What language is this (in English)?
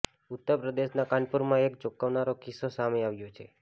Gujarati